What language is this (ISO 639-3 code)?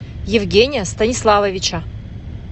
rus